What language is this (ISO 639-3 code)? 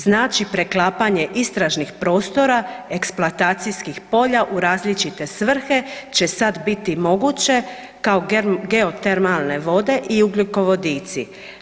hrv